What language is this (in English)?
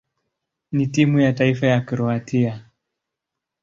Swahili